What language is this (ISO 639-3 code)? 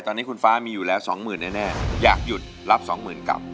tha